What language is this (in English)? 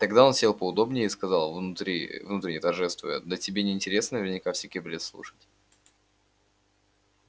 Russian